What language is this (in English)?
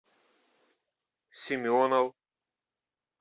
Russian